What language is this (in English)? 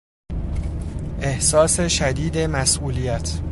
Persian